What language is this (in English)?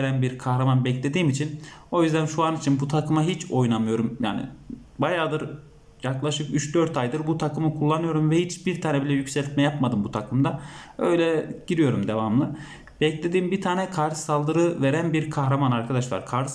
Turkish